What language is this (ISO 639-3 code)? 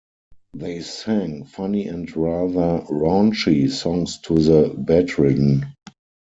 eng